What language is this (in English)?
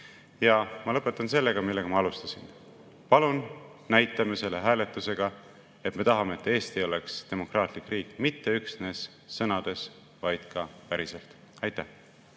Estonian